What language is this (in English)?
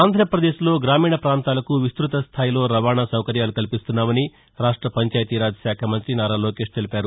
Telugu